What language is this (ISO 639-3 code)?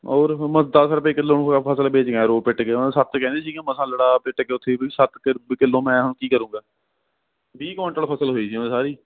pan